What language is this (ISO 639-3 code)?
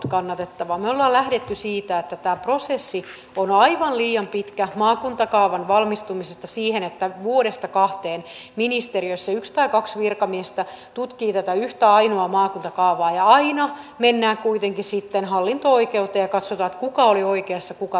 fin